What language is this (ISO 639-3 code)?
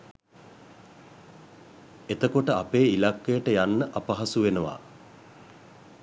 sin